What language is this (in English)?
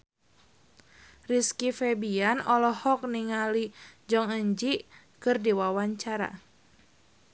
Sundanese